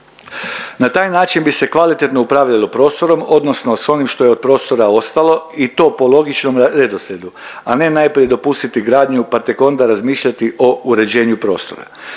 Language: Croatian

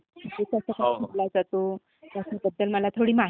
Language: Marathi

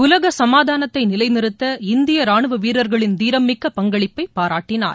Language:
Tamil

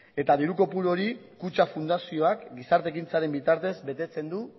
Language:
Basque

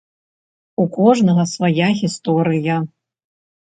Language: Belarusian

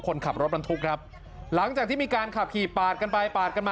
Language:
Thai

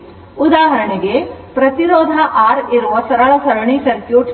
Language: Kannada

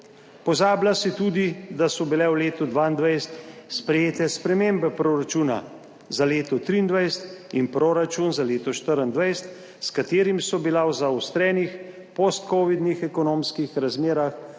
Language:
Slovenian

